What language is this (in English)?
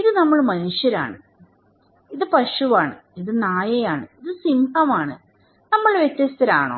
Malayalam